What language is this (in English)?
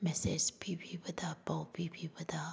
Manipuri